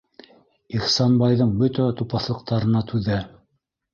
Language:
Bashkir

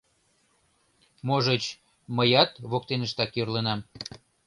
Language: Mari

